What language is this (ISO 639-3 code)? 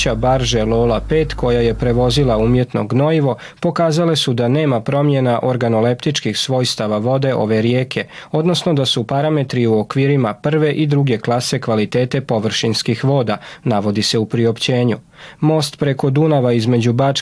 hrv